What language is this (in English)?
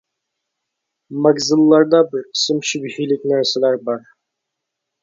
Uyghur